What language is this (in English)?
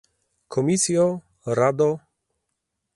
Polish